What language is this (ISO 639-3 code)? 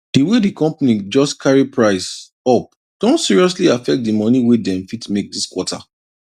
pcm